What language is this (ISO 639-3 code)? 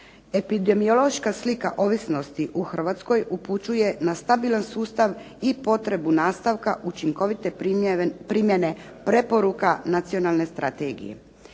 hrv